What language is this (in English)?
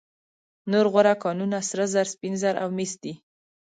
Pashto